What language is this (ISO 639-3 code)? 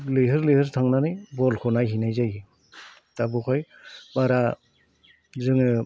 brx